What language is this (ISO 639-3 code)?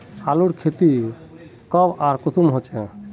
mag